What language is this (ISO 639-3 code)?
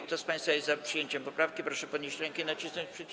pol